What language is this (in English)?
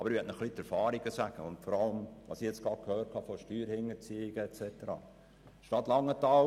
Swiss German